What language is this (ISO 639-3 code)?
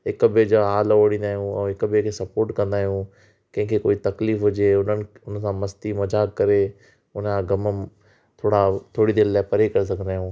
snd